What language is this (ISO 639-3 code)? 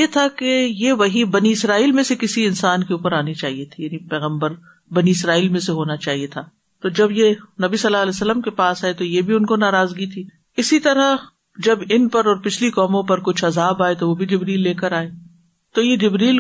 urd